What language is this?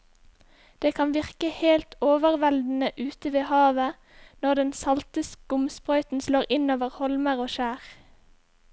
Norwegian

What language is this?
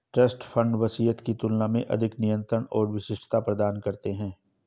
Hindi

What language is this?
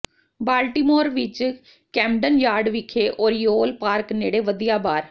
Punjabi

